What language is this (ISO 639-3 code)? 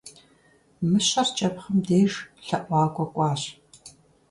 kbd